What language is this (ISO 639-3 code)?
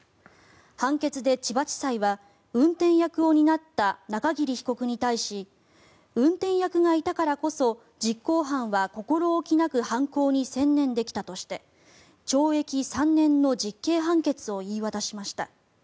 jpn